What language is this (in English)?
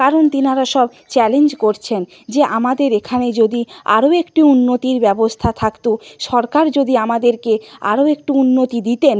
Bangla